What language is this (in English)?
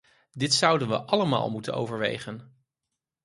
Dutch